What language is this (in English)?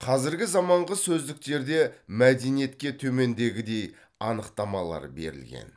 Kazakh